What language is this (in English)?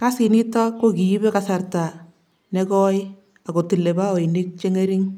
Kalenjin